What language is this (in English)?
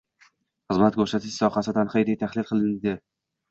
Uzbek